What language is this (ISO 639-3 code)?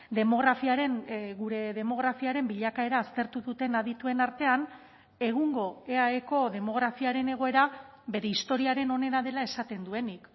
eus